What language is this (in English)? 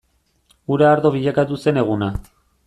Basque